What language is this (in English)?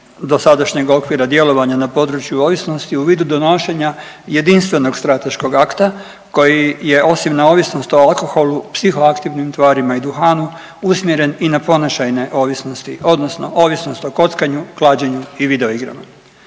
Croatian